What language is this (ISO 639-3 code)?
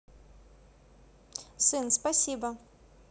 rus